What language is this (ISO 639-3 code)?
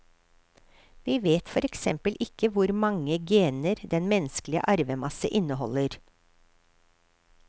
nor